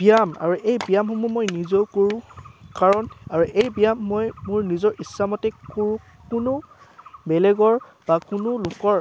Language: Assamese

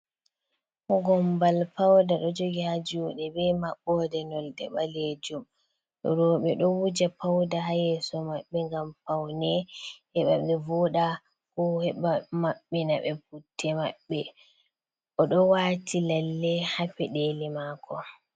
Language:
Fula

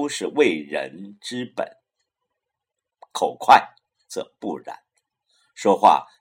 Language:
Chinese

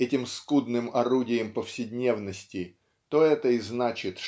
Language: Russian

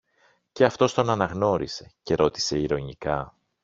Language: Greek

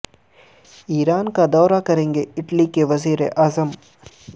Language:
Urdu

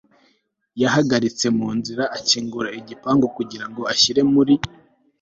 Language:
Kinyarwanda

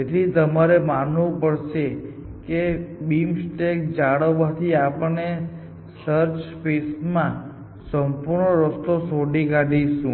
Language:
Gujarati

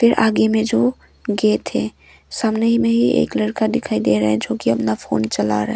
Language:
Hindi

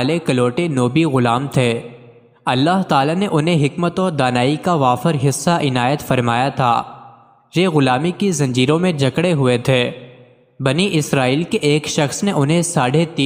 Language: Hindi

